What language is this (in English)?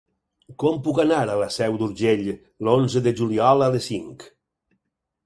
Catalan